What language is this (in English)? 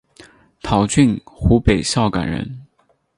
Chinese